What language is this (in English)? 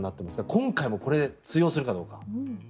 Japanese